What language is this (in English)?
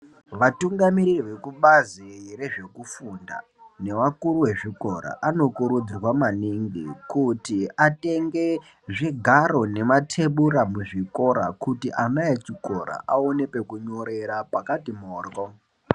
Ndau